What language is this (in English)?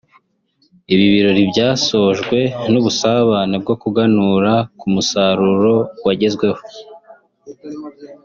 Kinyarwanda